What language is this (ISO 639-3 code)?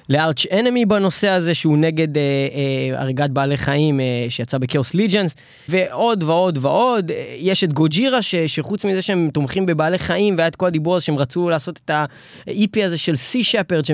heb